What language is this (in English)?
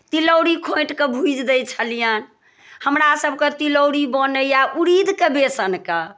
Maithili